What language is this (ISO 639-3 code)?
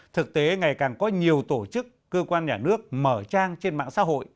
vie